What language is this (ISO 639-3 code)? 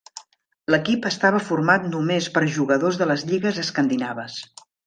cat